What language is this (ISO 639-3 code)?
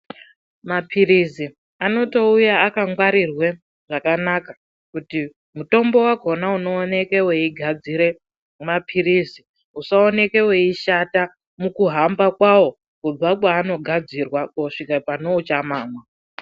ndc